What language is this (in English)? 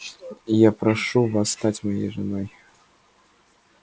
Russian